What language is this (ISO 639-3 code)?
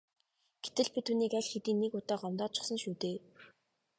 mon